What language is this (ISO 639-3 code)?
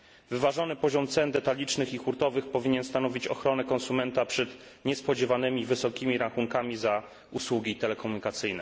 pol